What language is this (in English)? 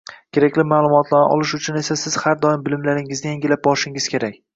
Uzbek